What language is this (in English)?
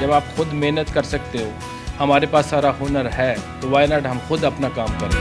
Urdu